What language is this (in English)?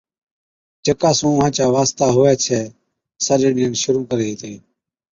Od